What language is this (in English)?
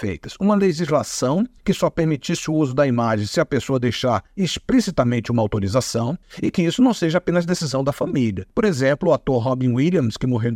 Portuguese